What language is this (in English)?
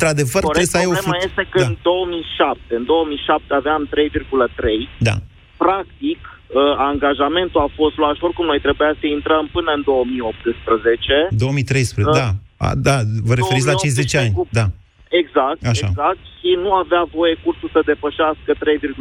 Romanian